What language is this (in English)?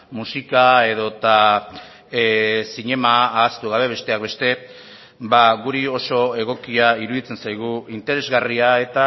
Basque